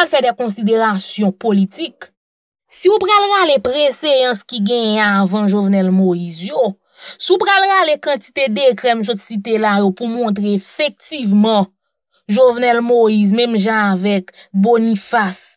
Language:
French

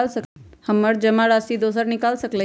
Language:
Magahi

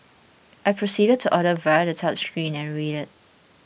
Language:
English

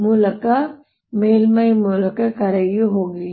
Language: Kannada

